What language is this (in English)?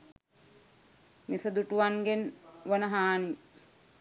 Sinhala